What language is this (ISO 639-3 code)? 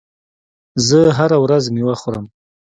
pus